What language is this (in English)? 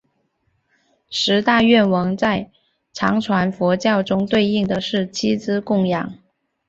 Chinese